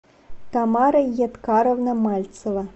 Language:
Russian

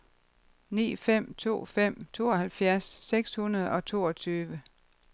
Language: Danish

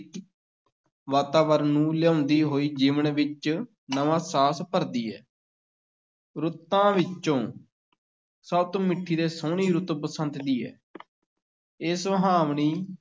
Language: Punjabi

